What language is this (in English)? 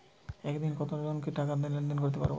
Bangla